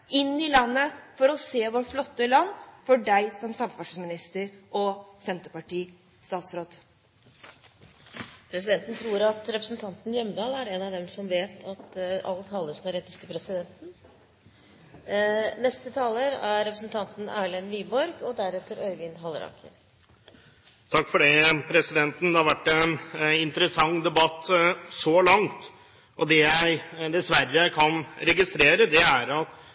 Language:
Norwegian Bokmål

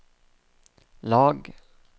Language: Norwegian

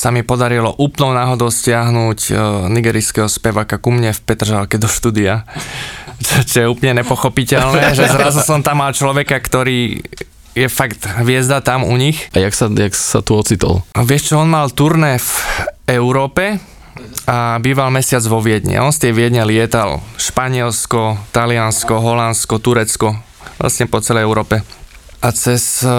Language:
Slovak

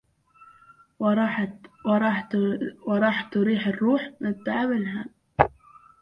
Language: Arabic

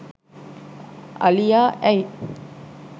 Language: Sinhala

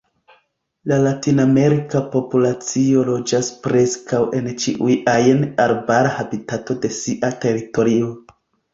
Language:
Esperanto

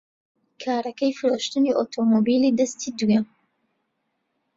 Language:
Central Kurdish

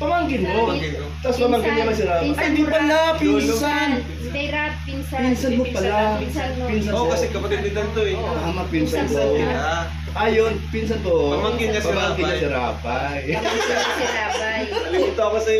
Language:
Filipino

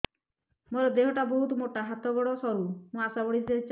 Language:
Odia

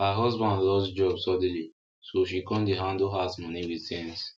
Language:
Nigerian Pidgin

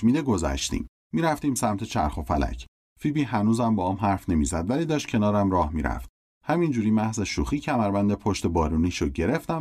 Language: Persian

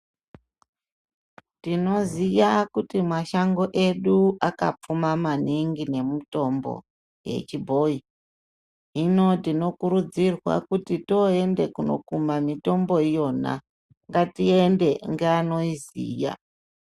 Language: Ndau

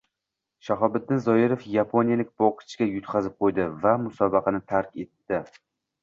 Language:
Uzbek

